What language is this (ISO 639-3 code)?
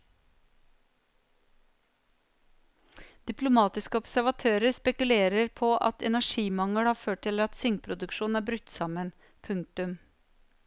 nor